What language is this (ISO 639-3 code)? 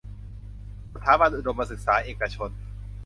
tha